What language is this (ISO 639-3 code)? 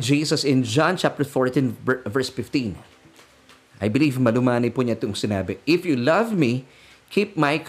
fil